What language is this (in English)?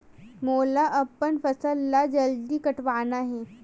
Chhattisgarhi